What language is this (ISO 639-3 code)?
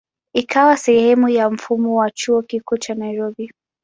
swa